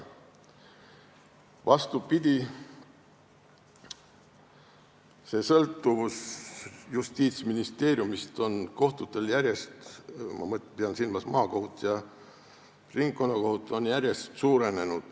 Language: Estonian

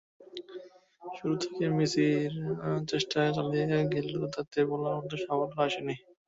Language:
Bangla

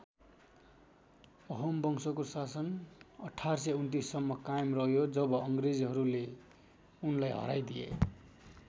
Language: Nepali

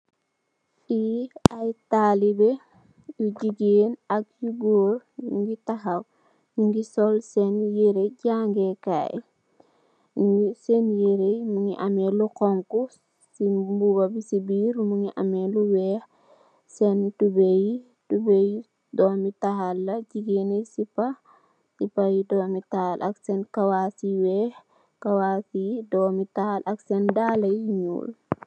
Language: Wolof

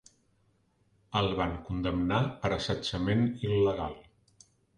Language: Catalan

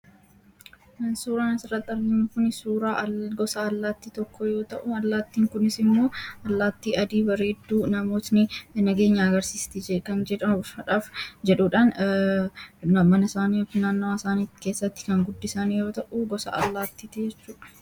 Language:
Oromo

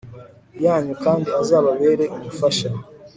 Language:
Kinyarwanda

